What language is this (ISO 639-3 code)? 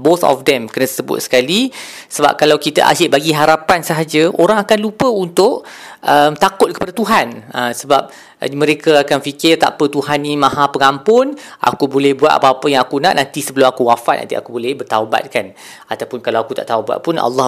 msa